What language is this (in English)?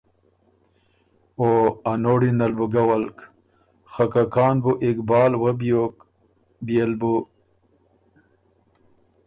Ormuri